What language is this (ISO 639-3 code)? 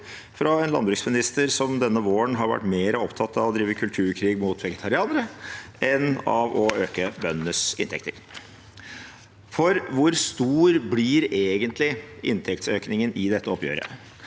nor